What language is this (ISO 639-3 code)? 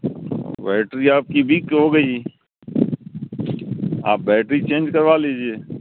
urd